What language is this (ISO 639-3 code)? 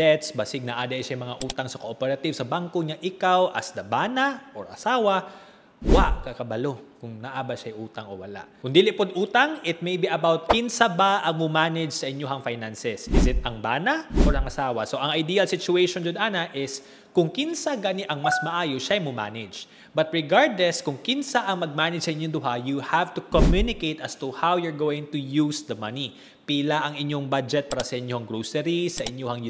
fil